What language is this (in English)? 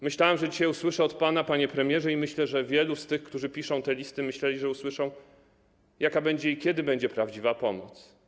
Polish